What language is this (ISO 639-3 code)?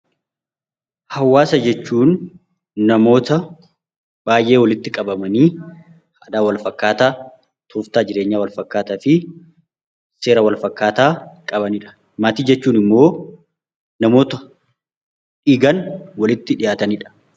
orm